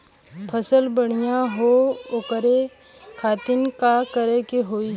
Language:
Bhojpuri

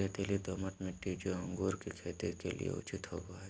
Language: Magahi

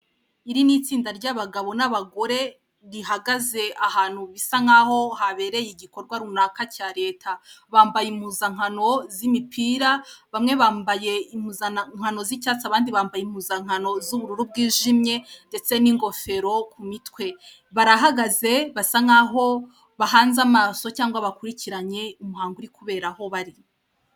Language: Kinyarwanda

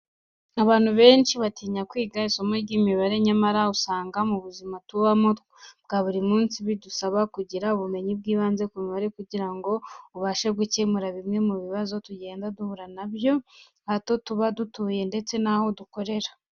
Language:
Kinyarwanda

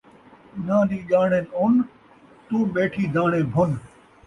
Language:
Saraiki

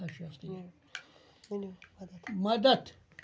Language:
Kashmiri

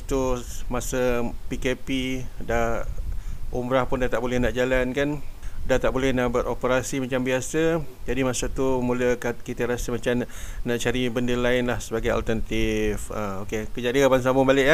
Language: Malay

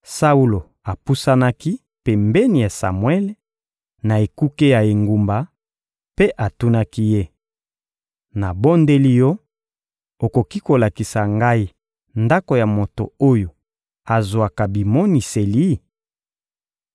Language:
Lingala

